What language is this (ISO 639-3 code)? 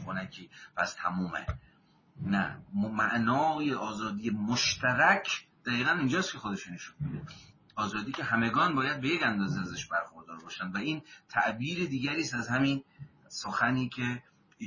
fas